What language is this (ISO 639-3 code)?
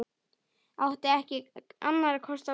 isl